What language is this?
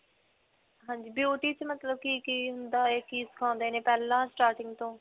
Punjabi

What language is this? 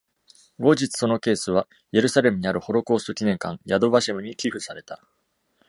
Japanese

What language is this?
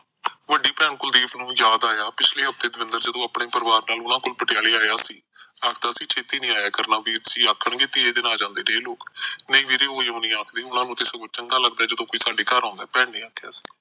Punjabi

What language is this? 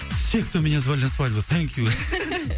Kazakh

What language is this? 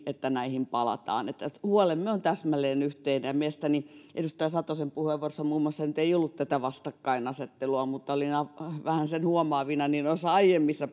Finnish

